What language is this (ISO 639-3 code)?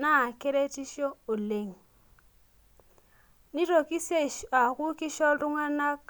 mas